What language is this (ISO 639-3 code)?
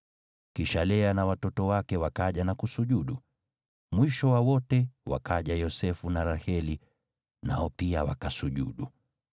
swa